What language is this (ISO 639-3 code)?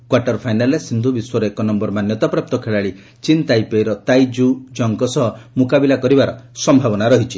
ori